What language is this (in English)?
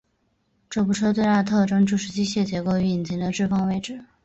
Chinese